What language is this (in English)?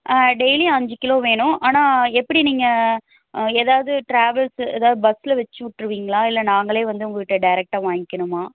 Tamil